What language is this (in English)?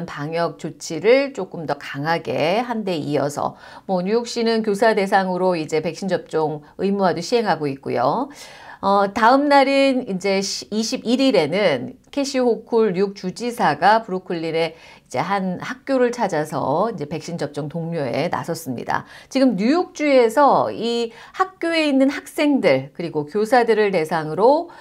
Korean